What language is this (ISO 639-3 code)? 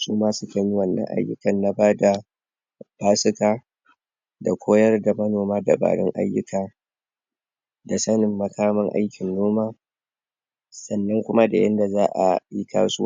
hau